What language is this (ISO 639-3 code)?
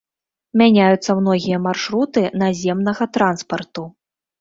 bel